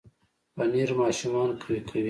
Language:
Pashto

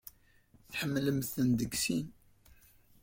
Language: Kabyle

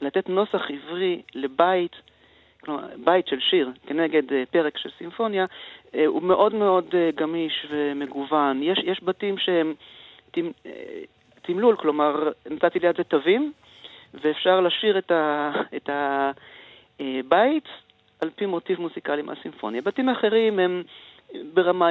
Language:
Hebrew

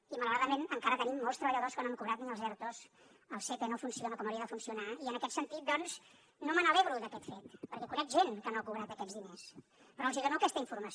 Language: Catalan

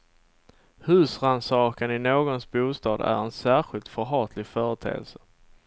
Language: Swedish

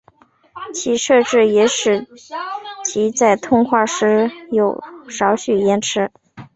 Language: Chinese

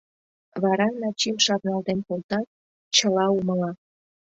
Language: Mari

